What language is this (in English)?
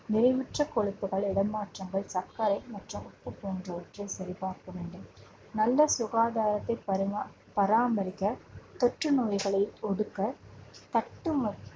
Tamil